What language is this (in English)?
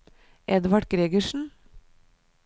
Norwegian